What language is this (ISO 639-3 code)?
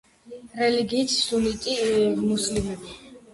kat